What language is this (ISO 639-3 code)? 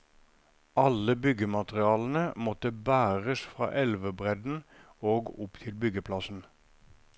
nor